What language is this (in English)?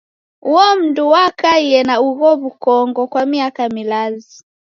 Taita